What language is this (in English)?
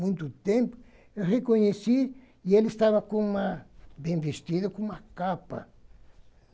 Portuguese